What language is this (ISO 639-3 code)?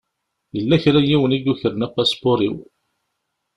kab